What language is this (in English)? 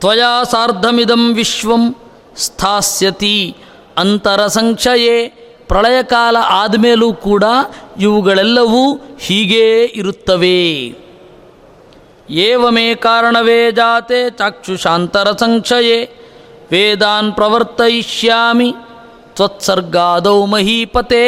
Kannada